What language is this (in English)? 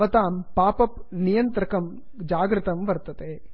Sanskrit